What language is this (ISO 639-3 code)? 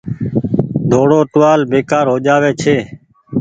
gig